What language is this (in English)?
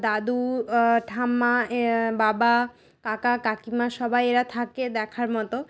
Bangla